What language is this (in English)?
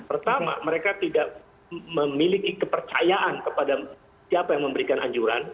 Indonesian